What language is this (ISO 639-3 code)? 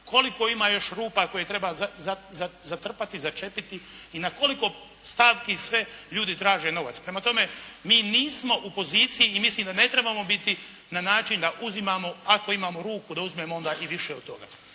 hrv